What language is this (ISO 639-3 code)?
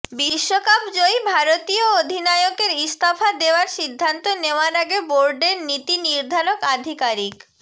ben